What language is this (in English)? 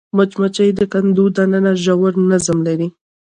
Pashto